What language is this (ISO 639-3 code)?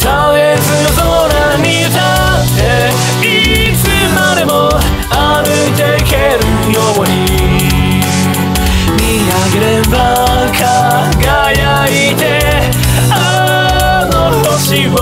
kor